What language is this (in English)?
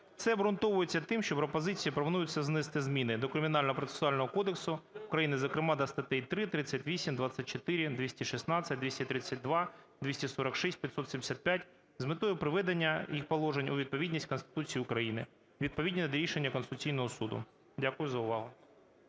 Ukrainian